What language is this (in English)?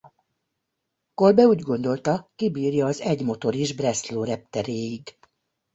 Hungarian